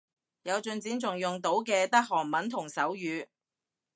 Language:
Cantonese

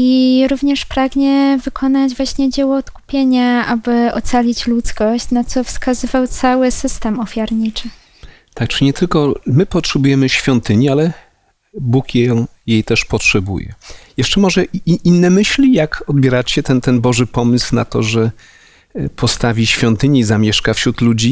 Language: Polish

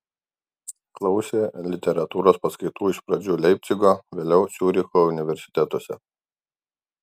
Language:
Lithuanian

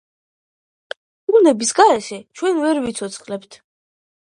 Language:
Georgian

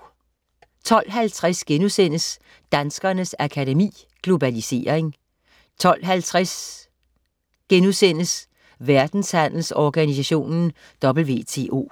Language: Danish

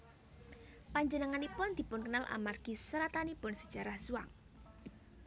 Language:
Javanese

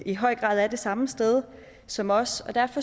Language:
Danish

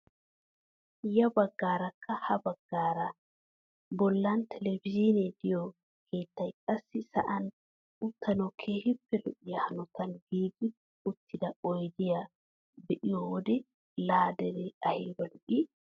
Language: Wolaytta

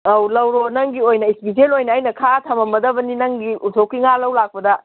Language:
Manipuri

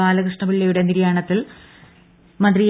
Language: Malayalam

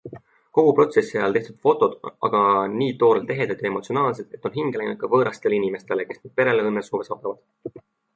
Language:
Estonian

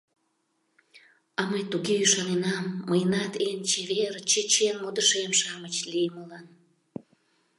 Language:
Mari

